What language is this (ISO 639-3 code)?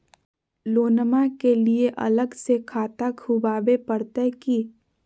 mag